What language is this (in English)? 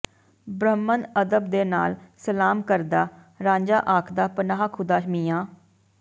Punjabi